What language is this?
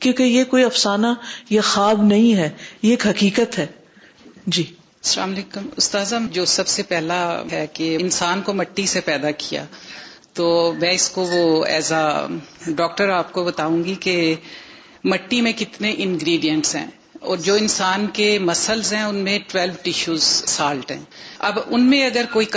Urdu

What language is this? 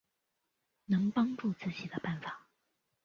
Chinese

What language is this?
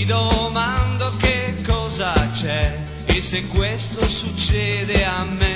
Italian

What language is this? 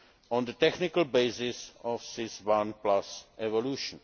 English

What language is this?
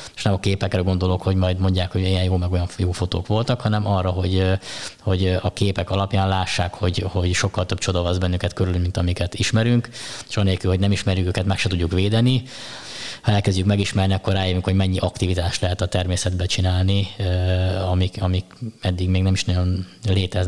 Hungarian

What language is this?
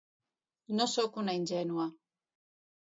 Catalan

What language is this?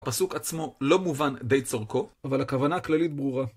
Hebrew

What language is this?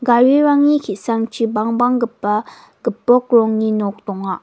Garo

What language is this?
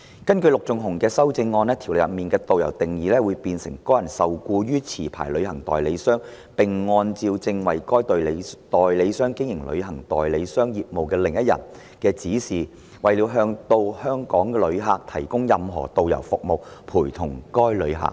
Cantonese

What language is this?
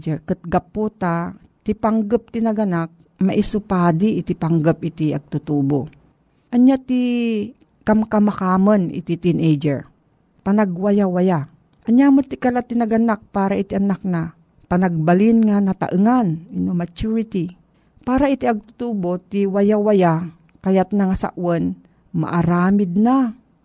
Filipino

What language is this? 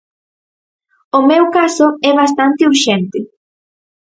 Galician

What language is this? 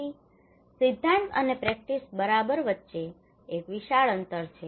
Gujarati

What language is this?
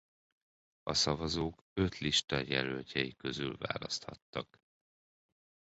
Hungarian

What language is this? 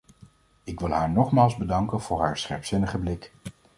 Dutch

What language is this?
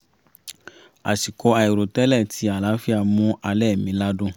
Yoruba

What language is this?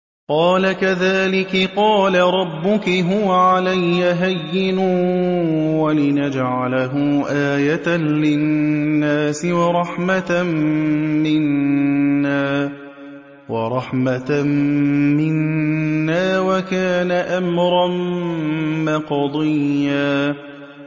Arabic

